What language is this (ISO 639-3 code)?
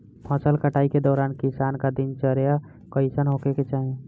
bho